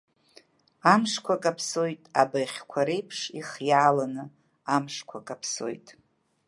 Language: Abkhazian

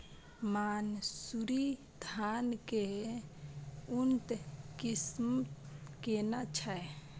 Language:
Maithili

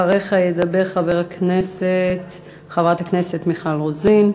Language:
Hebrew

